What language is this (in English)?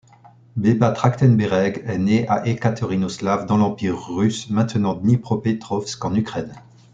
French